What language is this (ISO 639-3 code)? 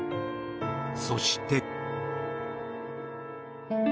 jpn